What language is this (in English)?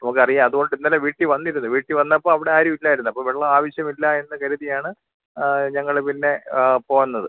Malayalam